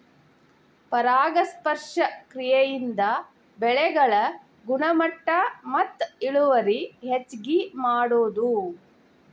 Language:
Kannada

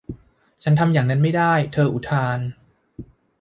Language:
Thai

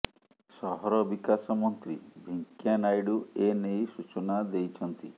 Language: Odia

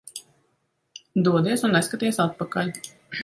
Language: Latvian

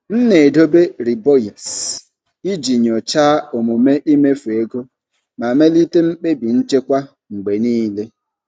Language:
Igbo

